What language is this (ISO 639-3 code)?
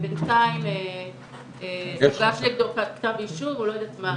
heb